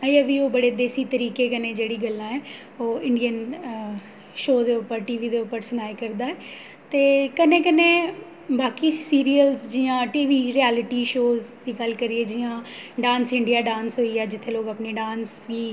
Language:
Dogri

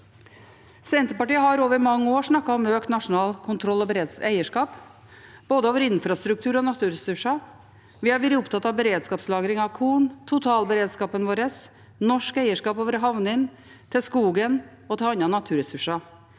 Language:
Norwegian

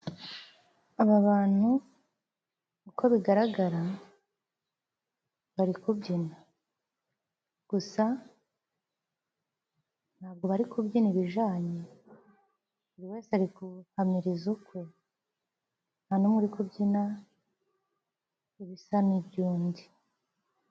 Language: Kinyarwanda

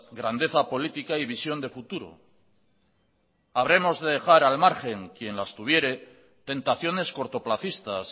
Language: Spanish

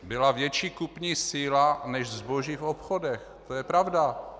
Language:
Czech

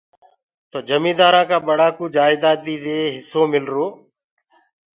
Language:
Gurgula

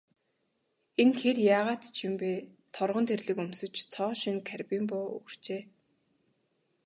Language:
Mongolian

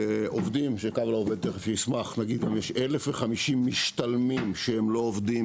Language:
Hebrew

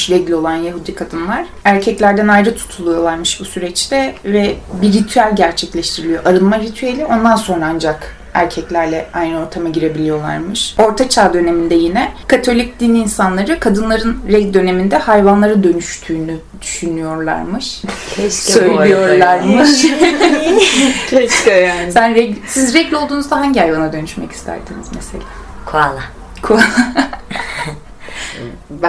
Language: Turkish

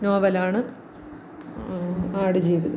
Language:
Malayalam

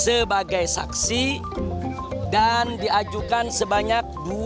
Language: Indonesian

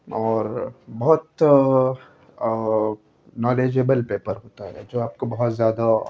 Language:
Urdu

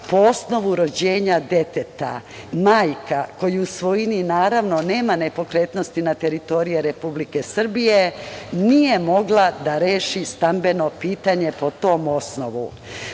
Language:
Serbian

